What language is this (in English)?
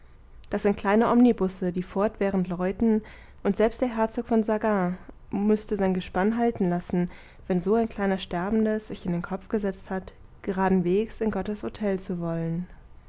German